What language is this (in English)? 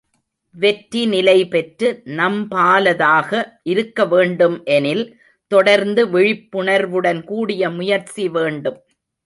Tamil